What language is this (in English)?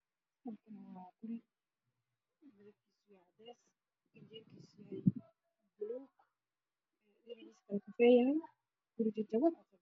Somali